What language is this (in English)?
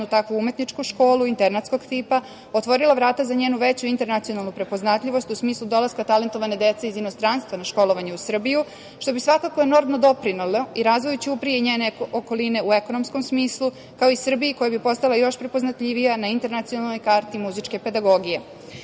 Serbian